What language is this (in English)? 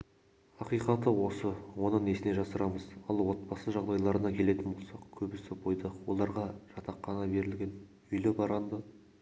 Kazakh